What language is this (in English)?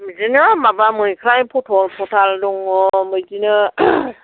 Bodo